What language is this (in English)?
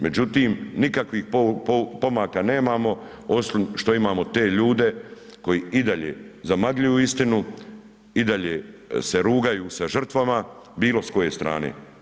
Croatian